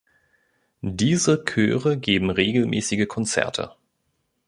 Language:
German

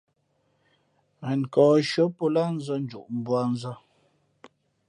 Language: Fe'fe'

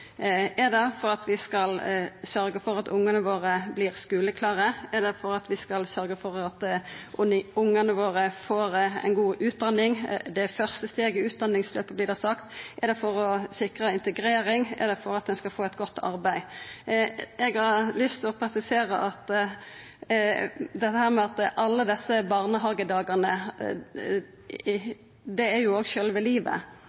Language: Norwegian Nynorsk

